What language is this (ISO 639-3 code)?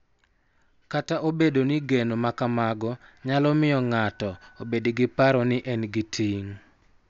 luo